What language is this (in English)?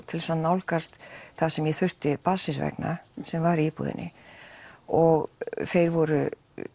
Icelandic